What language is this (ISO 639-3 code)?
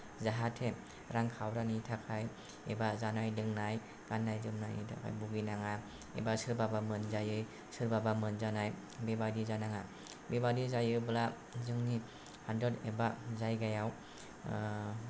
brx